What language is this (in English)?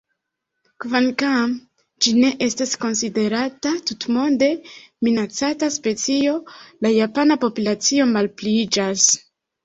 Esperanto